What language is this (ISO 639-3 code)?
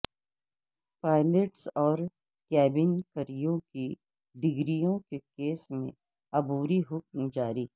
urd